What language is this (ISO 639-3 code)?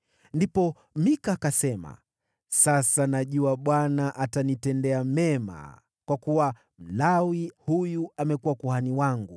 swa